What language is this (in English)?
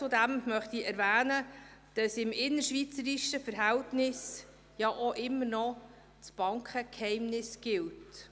Swiss German